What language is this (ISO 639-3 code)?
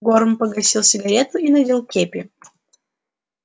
rus